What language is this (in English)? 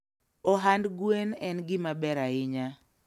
Luo (Kenya and Tanzania)